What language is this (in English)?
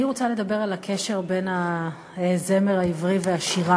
Hebrew